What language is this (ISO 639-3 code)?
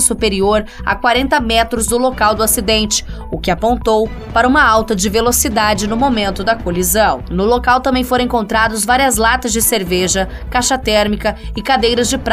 por